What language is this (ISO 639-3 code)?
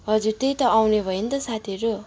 nep